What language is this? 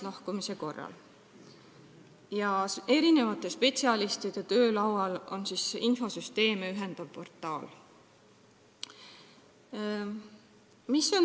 Estonian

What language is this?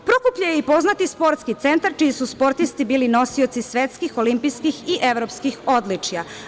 Serbian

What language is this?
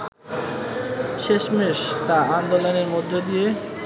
Bangla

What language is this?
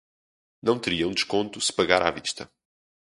Portuguese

